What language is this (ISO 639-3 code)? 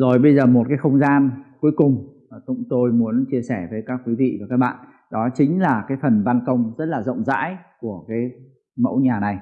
vie